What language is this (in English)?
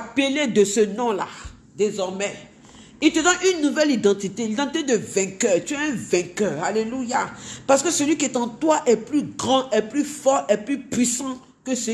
French